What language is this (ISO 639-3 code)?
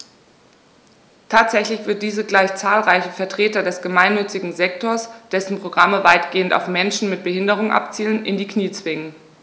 deu